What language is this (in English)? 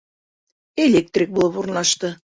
Bashkir